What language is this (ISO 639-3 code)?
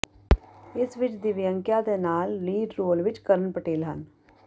pan